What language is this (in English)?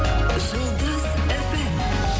Kazakh